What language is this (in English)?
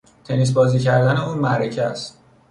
Persian